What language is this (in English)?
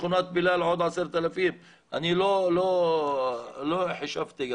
Hebrew